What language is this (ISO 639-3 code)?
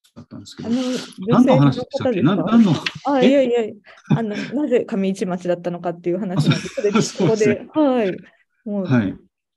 jpn